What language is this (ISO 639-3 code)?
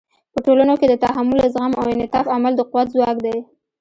pus